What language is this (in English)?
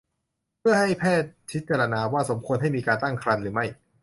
Thai